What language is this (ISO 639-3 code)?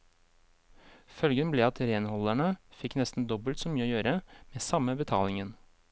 nor